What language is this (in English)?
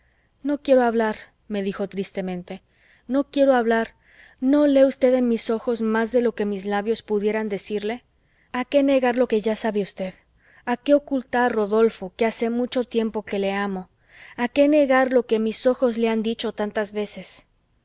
Spanish